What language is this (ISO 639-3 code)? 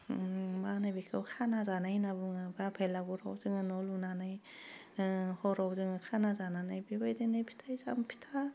brx